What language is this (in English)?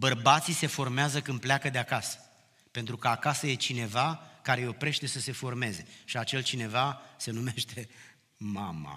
Romanian